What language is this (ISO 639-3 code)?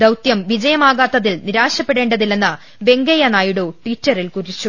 mal